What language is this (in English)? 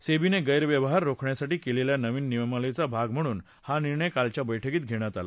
Marathi